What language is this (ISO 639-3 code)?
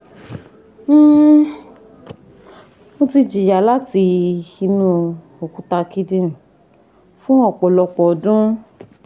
yor